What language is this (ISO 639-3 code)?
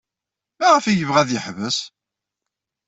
kab